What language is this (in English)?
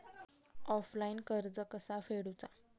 Marathi